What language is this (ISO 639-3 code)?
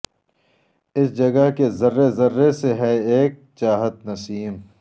urd